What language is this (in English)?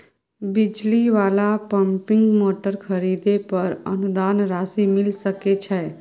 Maithili